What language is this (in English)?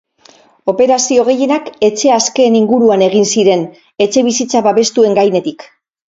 Basque